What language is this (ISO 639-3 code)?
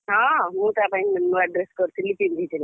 ori